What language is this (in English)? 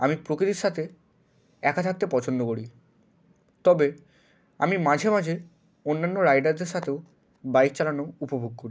Bangla